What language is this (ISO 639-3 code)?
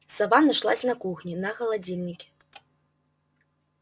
rus